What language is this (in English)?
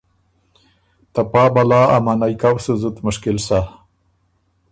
Ormuri